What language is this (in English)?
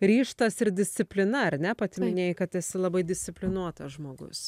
Lithuanian